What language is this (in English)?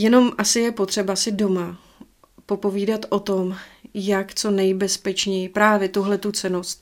Czech